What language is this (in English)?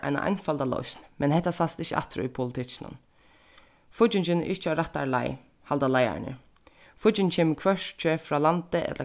Faroese